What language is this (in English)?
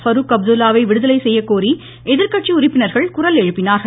Tamil